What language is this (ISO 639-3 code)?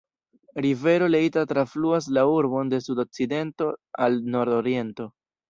epo